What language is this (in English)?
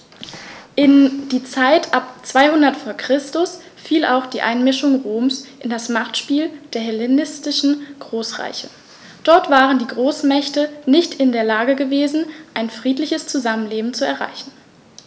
German